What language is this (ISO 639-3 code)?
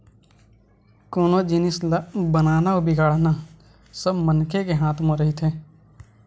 hne